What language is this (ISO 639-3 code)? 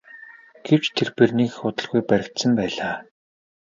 mon